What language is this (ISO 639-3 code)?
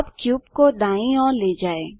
hin